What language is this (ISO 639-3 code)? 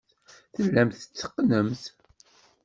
kab